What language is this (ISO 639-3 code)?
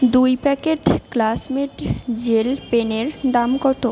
ben